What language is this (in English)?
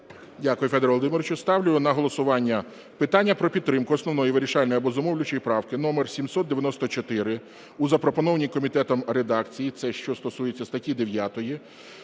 Ukrainian